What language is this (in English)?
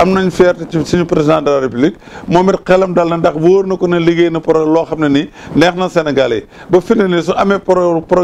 Dutch